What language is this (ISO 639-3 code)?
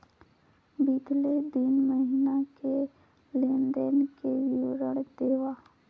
hne